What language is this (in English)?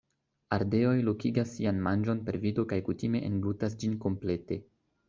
Esperanto